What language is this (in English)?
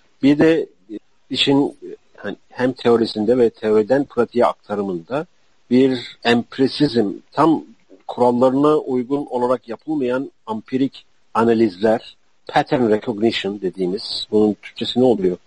Turkish